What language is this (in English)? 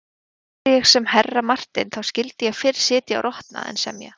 Icelandic